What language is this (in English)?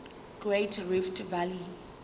Zulu